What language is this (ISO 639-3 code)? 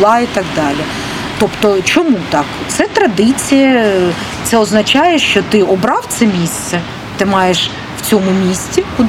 ukr